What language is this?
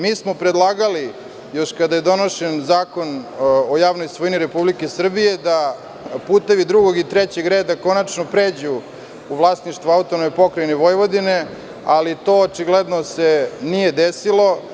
Serbian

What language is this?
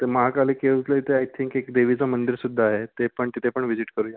Marathi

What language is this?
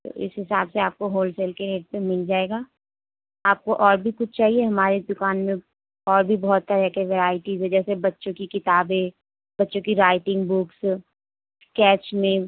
Urdu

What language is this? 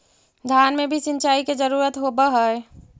Magahi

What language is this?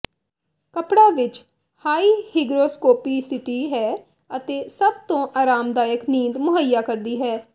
Punjabi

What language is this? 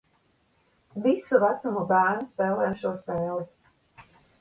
Latvian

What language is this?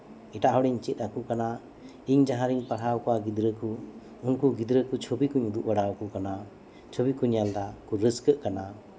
Santali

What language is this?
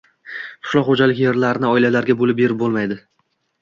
Uzbek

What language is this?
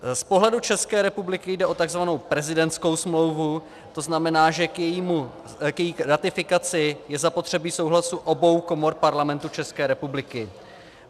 Czech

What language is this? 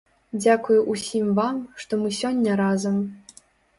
Belarusian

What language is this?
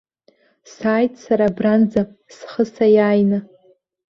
Abkhazian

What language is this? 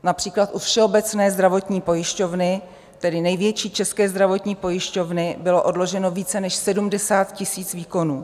Czech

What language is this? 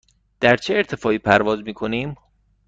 Persian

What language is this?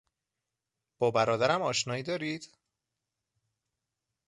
Persian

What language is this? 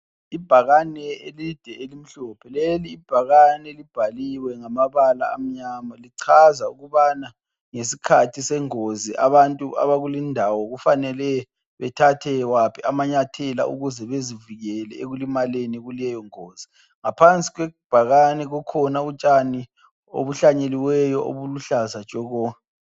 North Ndebele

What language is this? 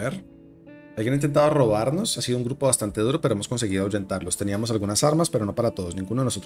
Spanish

